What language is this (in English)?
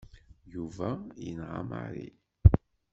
Kabyle